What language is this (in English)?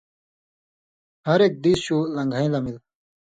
Indus Kohistani